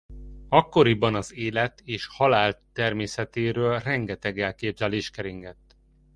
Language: Hungarian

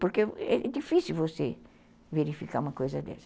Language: Portuguese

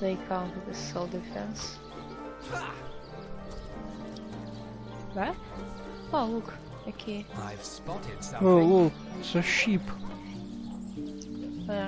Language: English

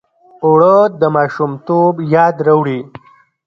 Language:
Pashto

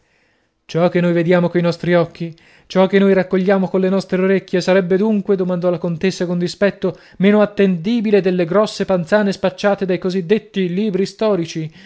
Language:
Italian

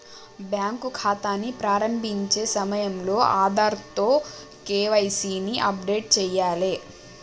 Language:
Telugu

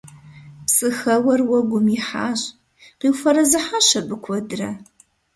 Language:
Kabardian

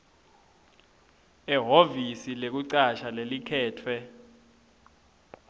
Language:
Swati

